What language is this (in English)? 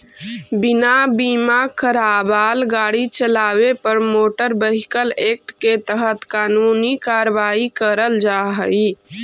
Magahi